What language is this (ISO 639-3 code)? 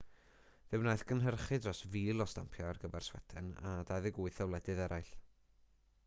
cym